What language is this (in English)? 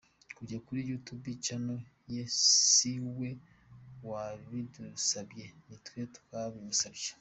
Kinyarwanda